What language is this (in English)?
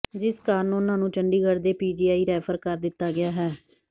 Punjabi